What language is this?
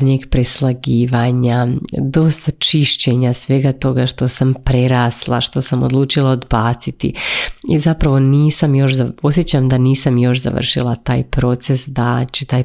Croatian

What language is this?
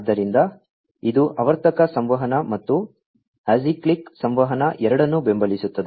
Kannada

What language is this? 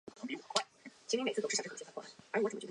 Chinese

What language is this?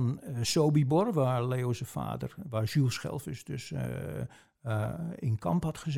Dutch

